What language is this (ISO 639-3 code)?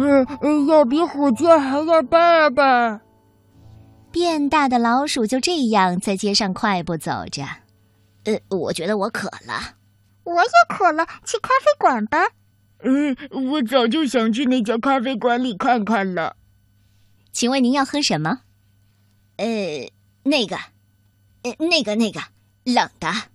zho